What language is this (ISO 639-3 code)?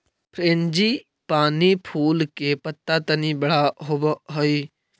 mag